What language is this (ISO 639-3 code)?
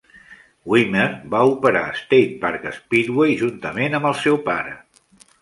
cat